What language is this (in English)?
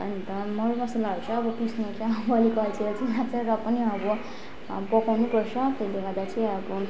Nepali